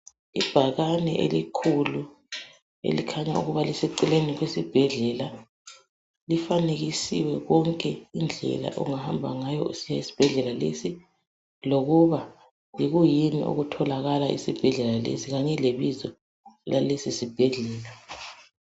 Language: North Ndebele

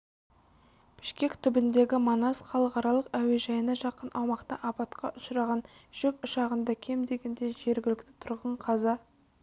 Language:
Kazakh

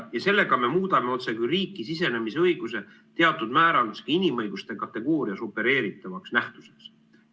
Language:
Estonian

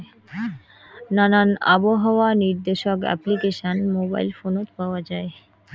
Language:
Bangla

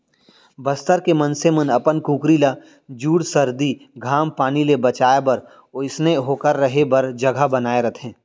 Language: Chhattisgarhi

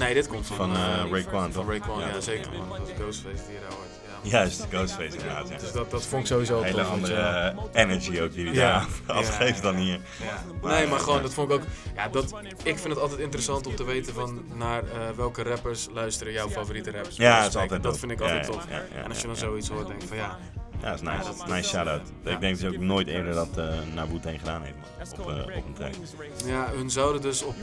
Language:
Dutch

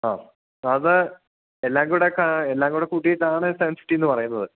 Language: Malayalam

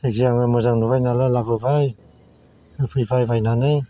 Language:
Bodo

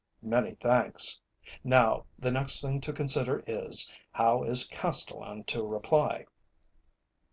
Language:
English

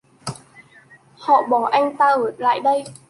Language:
Vietnamese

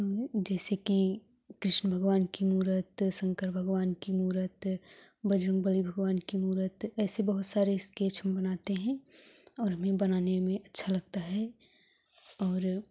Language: Hindi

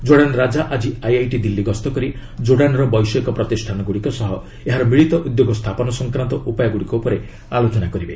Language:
Odia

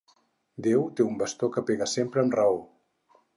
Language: Catalan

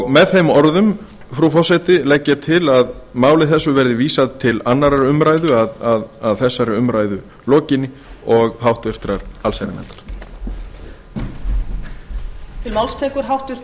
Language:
Icelandic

